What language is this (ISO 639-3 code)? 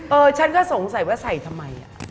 tha